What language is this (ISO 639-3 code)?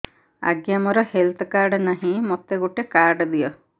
ori